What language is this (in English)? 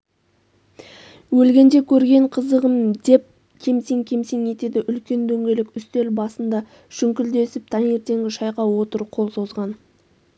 Kazakh